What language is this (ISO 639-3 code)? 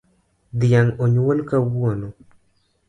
luo